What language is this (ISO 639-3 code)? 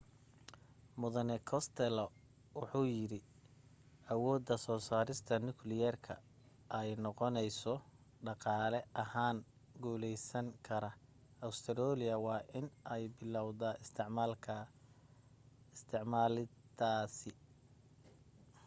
som